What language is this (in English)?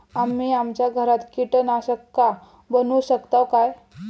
Marathi